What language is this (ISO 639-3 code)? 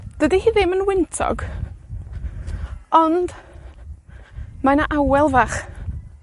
cym